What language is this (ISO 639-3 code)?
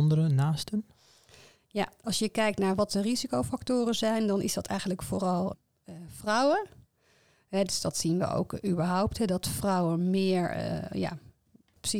nld